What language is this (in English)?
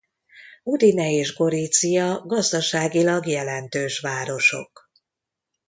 Hungarian